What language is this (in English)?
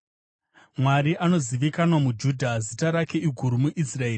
Shona